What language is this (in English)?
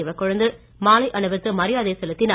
Tamil